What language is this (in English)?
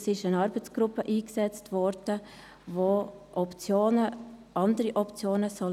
Swiss German